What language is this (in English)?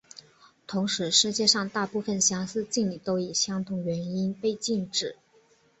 Chinese